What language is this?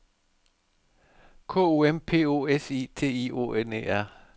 Danish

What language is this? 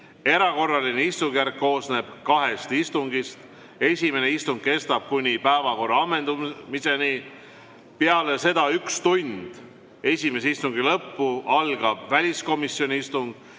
Estonian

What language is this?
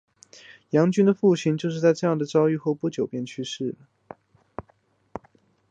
Chinese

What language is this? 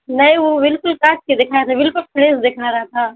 Urdu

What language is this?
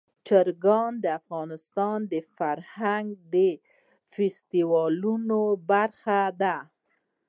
Pashto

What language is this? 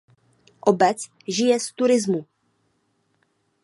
Czech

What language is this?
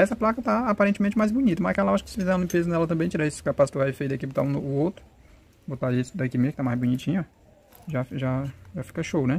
Portuguese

